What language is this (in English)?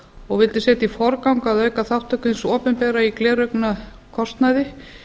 Icelandic